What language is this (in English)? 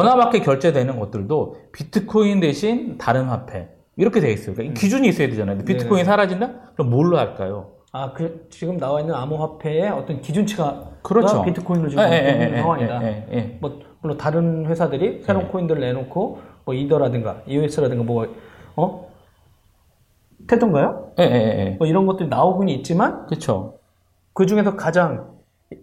Korean